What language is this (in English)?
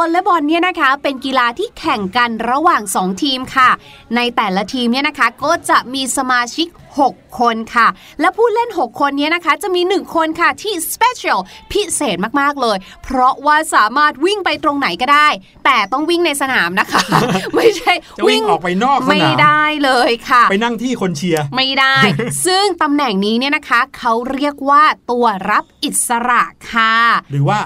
Thai